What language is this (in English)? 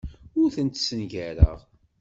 Kabyle